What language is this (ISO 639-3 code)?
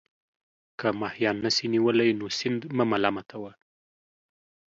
pus